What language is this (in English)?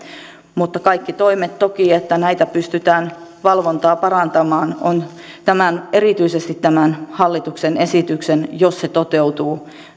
Finnish